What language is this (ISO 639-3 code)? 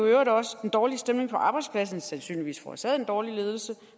dan